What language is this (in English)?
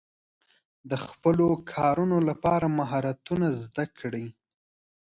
Pashto